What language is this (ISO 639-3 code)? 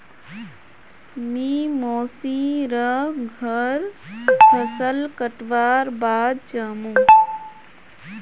mag